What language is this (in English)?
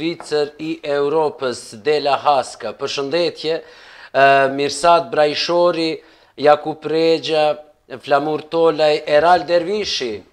Romanian